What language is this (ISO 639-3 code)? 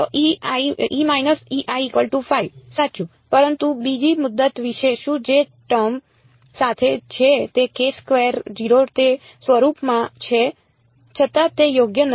guj